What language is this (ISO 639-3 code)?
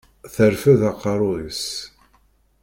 kab